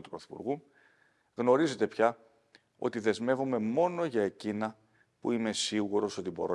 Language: Greek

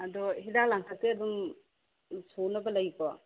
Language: Manipuri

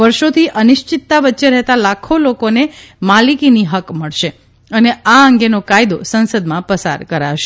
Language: Gujarati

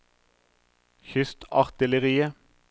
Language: Norwegian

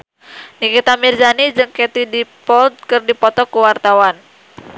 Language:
Sundanese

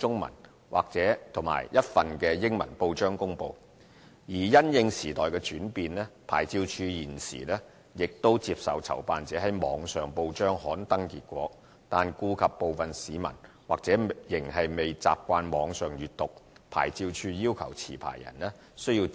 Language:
Cantonese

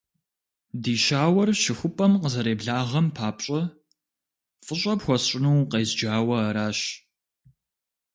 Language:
Kabardian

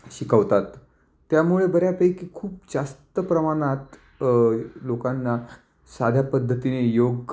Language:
Marathi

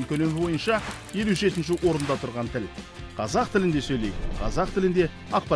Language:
Turkish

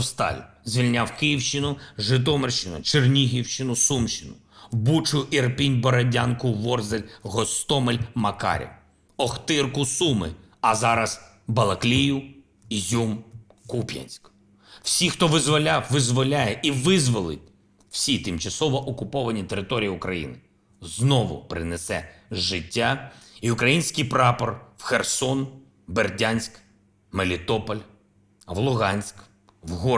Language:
Ukrainian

